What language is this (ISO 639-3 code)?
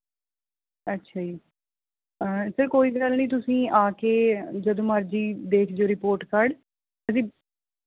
pan